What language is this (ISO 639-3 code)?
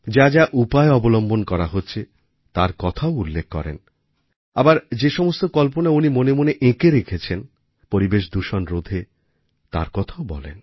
ben